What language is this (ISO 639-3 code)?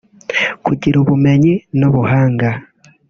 kin